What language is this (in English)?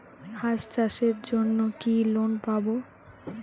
Bangla